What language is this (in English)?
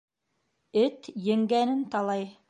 Bashkir